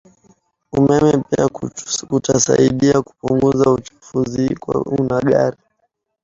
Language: Swahili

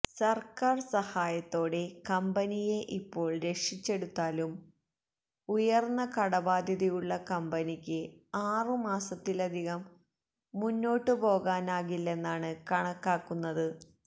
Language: Malayalam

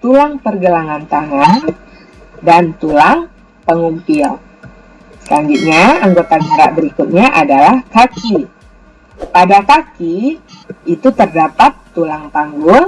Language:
Indonesian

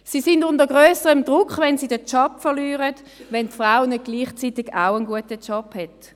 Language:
Swiss German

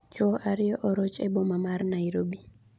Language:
Luo (Kenya and Tanzania)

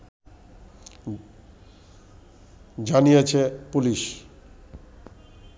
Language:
Bangla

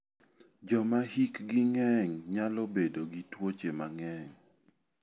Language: Luo (Kenya and Tanzania)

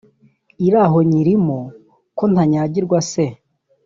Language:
Kinyarwanda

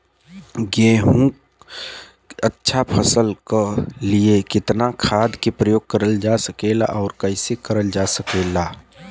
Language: Bhojpuri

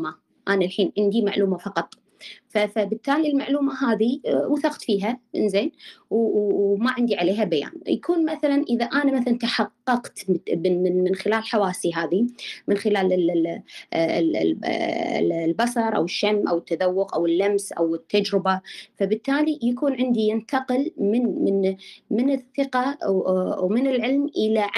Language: Arabic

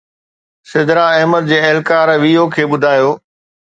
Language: Sindhi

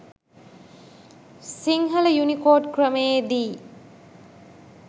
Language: Sinhala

